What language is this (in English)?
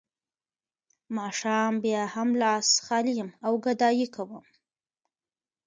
Pashto